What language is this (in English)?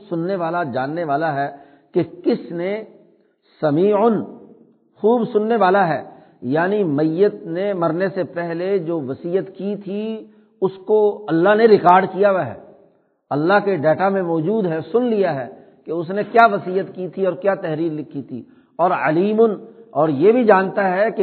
Urdu